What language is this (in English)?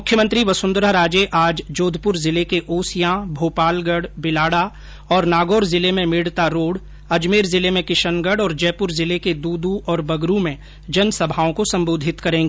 Hindi